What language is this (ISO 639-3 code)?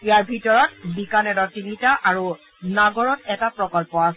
asm